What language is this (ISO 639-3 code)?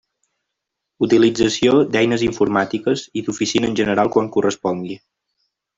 cat